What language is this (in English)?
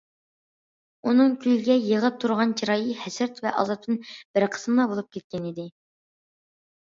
Uyghur